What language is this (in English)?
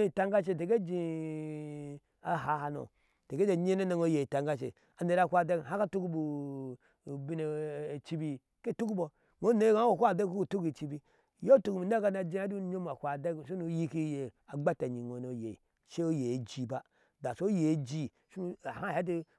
Ashe